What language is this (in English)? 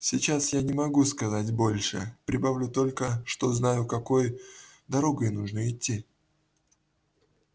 Russian